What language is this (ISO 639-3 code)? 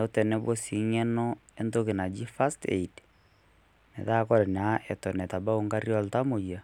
mas